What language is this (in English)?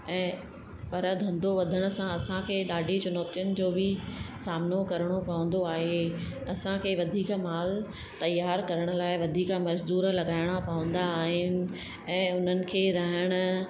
Sindhi